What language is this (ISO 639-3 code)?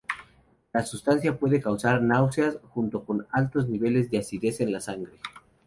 spa